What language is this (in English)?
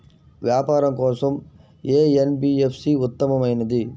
Telugu